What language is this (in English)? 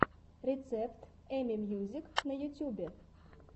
Russian